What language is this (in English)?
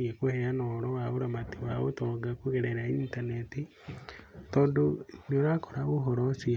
Kikuyu